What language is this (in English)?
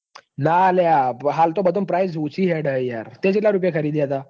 Gujarati